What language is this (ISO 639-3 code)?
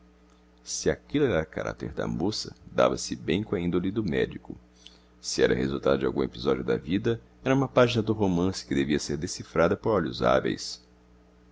por